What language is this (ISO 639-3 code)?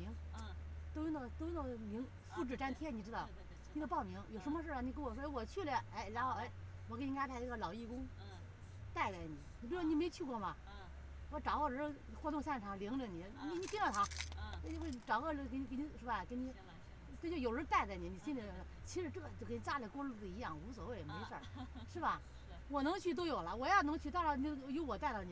zho